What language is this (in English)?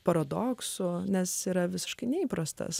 Lithuanian